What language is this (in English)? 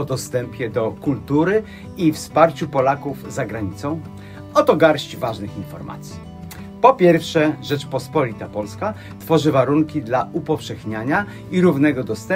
Polish